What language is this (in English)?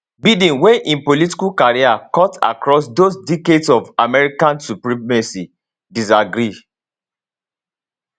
Nigerian Pidgin